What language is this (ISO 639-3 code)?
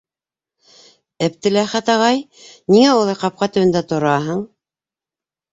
bak